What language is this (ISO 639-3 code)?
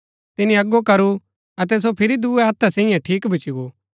gbk